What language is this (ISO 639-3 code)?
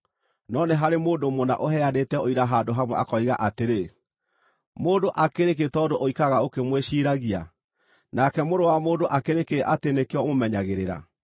kik